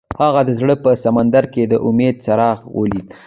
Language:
Pashto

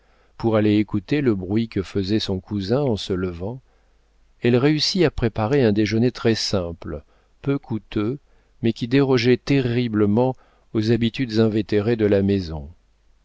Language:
French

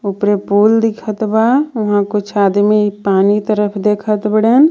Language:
Bhojpuri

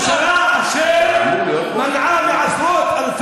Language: Hebrew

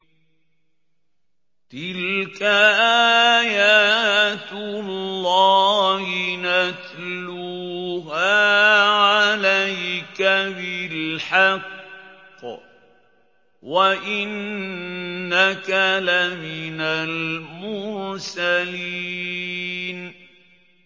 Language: Arabic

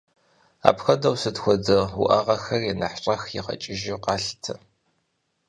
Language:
Kabardian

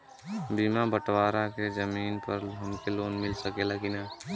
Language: Bhojpuri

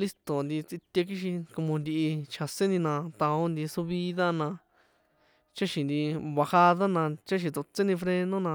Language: San Juan Atzingo Popoloca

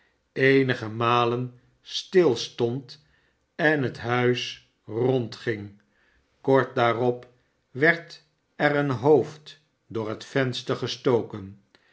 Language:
Dutch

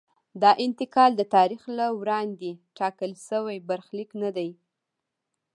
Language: Pashto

